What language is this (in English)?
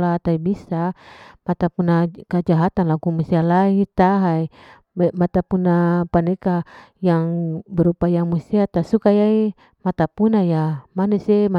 Larike-Wakasihu